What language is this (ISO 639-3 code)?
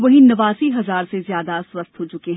hin